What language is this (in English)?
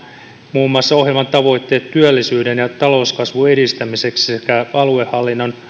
Finnish